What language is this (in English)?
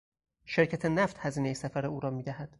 Persian